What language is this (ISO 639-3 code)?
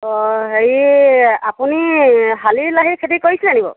asm